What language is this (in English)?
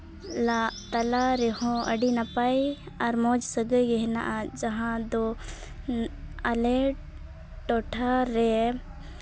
Santali